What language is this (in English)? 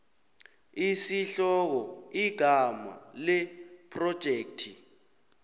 South Ndebele